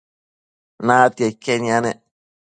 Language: Matsés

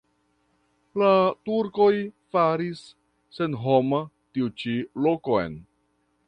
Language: Esperanto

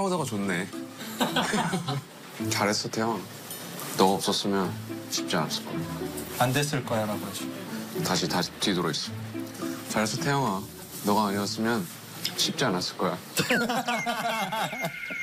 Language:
Korean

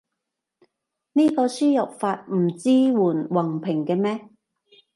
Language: Cantonese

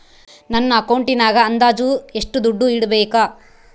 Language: Kannada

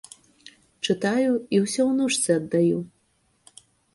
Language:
Belarusian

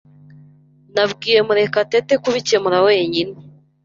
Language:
Kinyarwanda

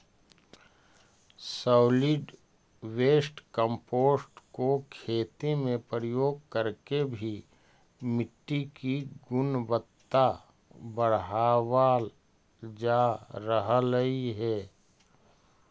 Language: Magahi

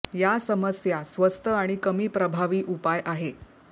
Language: Marathi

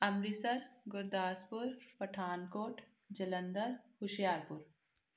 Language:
Punjabi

